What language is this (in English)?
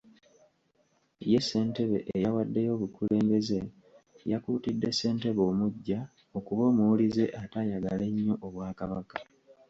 Ganda